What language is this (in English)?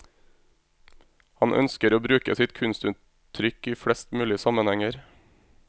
Norwegian